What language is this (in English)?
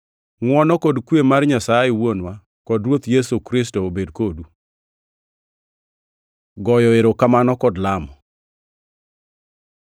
Luo (Kenya and Tanzania)